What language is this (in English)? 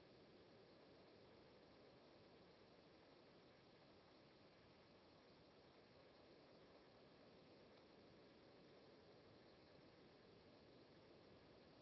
Italian